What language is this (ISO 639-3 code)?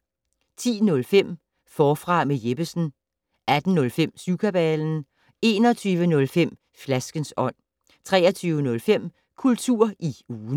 dan